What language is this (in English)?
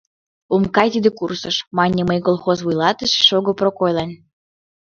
Mari